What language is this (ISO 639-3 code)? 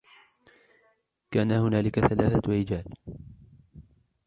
ara